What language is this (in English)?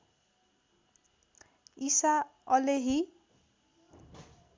Nepali